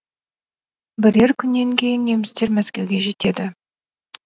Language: Kazakh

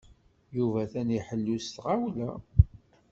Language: Kabyle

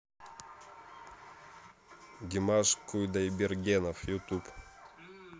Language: Russian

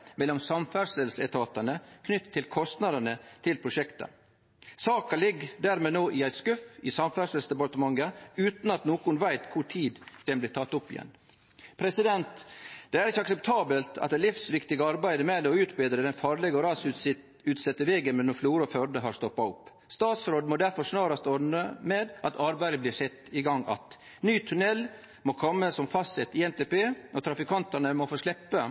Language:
Norwegian Nynorsk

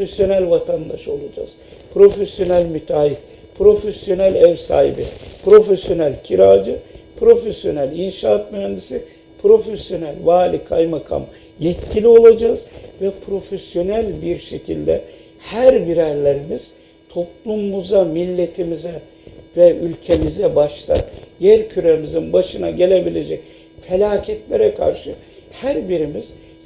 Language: Turkish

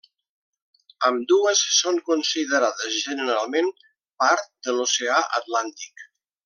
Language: Catalan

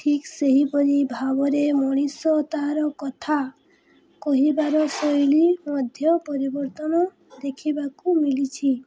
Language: Odia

